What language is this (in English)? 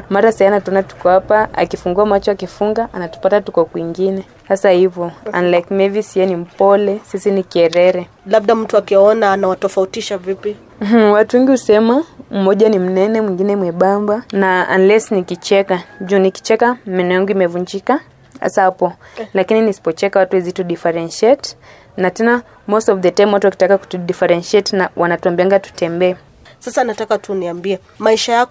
Swahili